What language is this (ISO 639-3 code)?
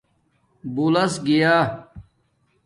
dmk